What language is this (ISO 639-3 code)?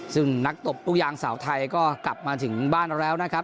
tha